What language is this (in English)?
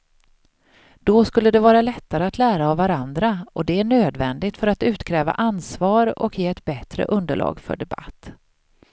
Swedish